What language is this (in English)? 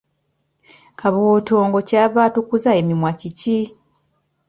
Ganda